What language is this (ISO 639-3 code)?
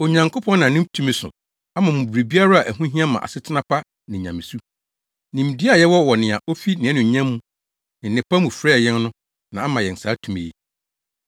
aka